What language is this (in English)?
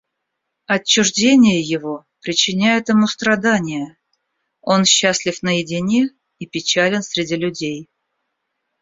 Russian